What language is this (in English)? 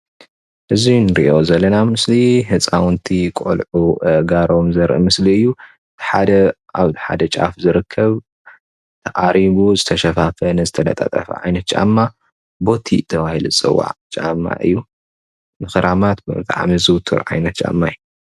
Tigrinya